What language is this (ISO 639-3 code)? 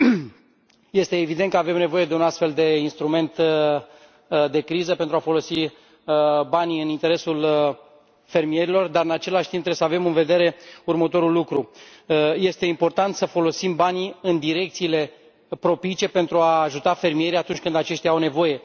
ron